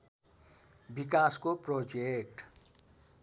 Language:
Nepali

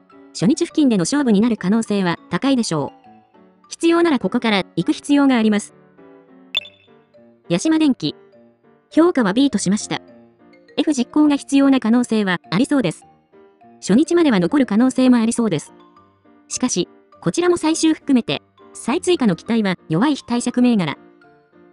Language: Japanese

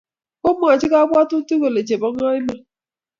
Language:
Kalenjin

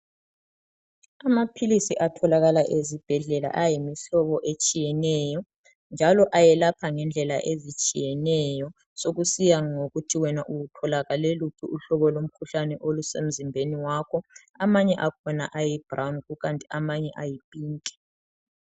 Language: North Ndebele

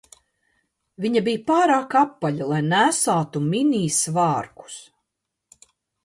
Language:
Latvian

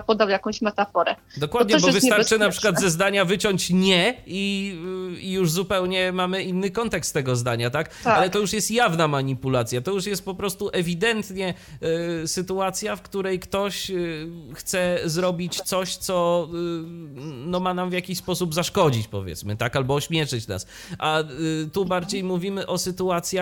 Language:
Polish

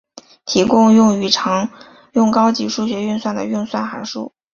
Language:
Chinese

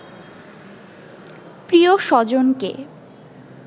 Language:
Bangla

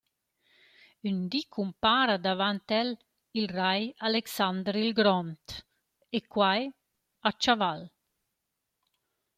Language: Romansh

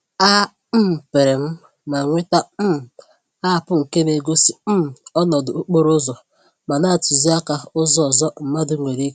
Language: Igbo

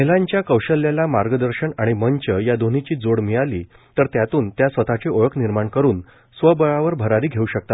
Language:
Marathi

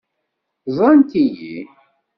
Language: Kabyle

